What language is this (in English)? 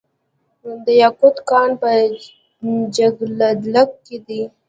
Pashto